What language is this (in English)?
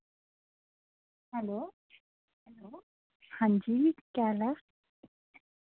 Dogri